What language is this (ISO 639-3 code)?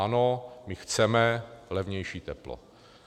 ces